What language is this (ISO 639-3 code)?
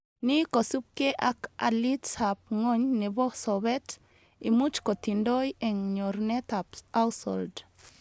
kln